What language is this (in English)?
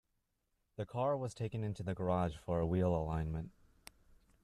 English